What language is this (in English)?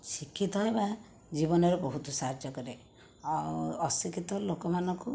Odia